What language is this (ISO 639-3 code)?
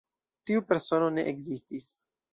epo